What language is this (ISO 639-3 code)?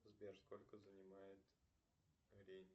rus